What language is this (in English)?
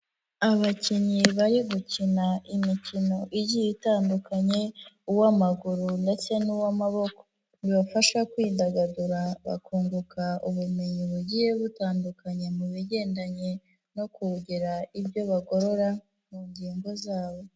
Kinyarwanda